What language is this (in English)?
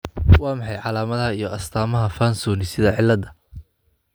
Somali